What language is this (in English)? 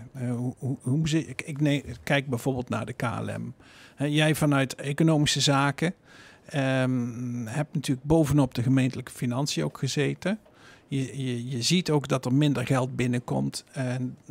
Dutch